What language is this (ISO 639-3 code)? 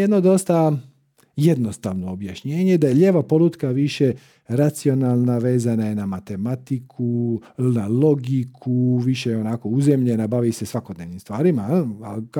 hrv